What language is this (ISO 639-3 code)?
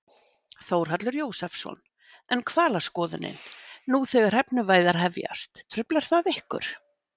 isl